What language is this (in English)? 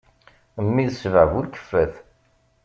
Kabyle